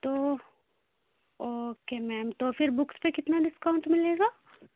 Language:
Urdu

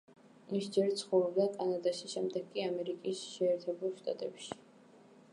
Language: Georgian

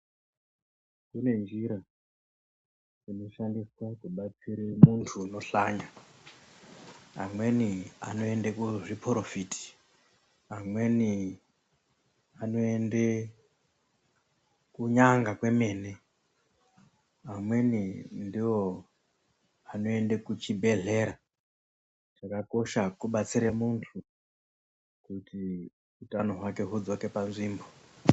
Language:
Ndau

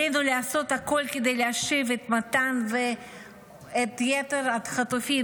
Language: Hebrew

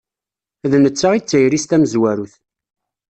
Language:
Kabyle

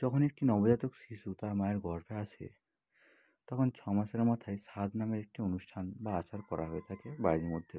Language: Bangla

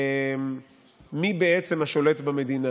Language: Hebrew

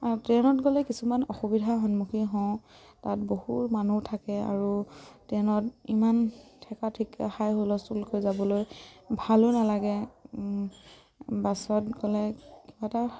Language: Assamese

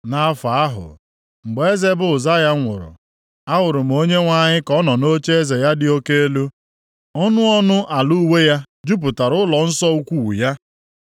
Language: Igbo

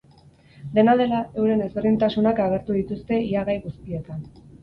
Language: Basque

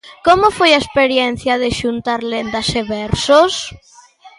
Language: Galician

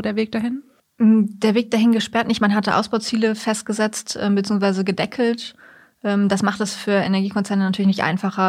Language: German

